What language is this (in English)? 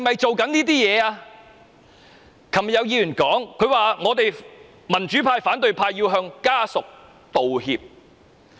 Cantonese